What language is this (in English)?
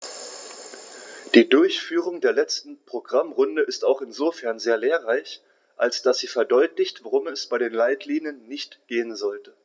German